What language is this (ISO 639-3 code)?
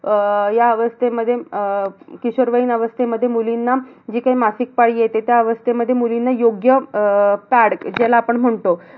mar